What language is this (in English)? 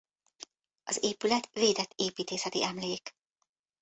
Hungarian